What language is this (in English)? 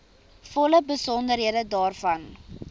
Afrikaans